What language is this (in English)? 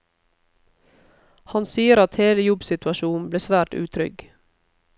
Norwegian